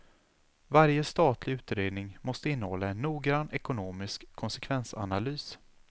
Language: Swedish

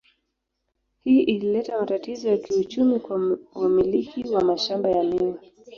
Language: Swahili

